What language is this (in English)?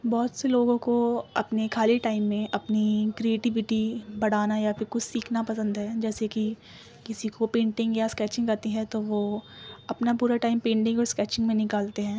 Urdu